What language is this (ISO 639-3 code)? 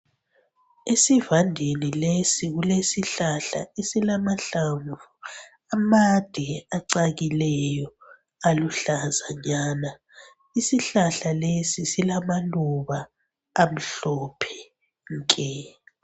nde